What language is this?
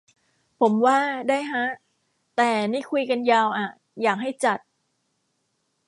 Thai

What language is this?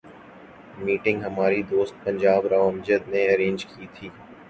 Urdu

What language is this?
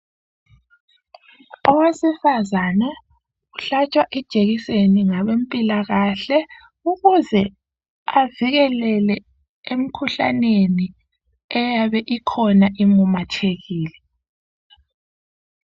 North Ndebele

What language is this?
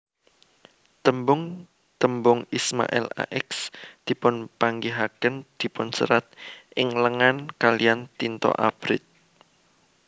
Javanese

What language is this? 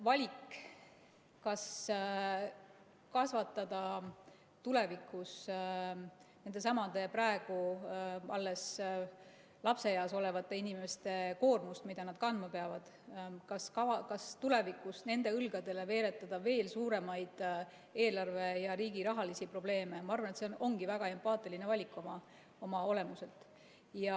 Estonian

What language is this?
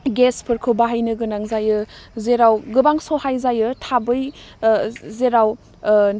Bodo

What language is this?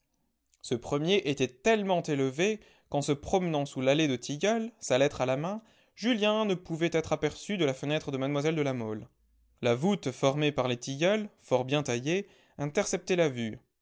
French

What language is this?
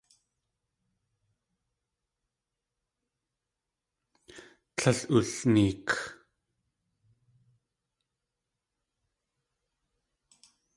Tlingit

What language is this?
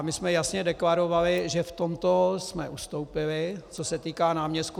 Czech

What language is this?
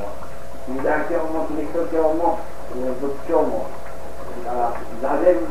Japanese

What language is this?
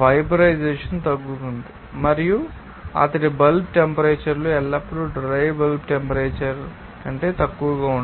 Telugu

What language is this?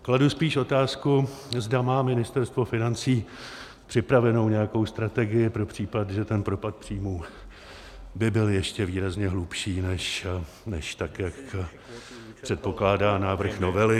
Czech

